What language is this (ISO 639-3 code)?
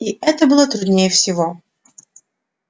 rus